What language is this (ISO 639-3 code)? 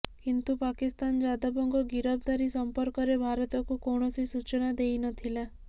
ori